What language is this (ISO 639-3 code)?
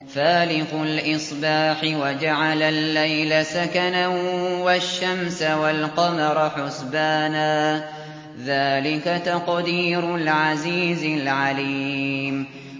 ara